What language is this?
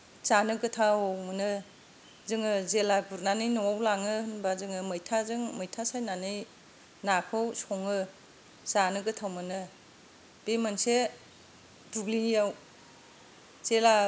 Bodo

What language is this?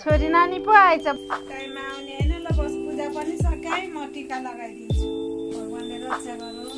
Nepali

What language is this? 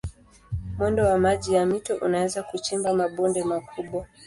Swahili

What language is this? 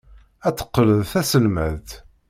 Kabyle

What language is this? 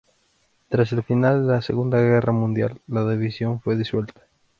Spanish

